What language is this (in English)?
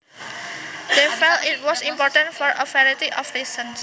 Javanese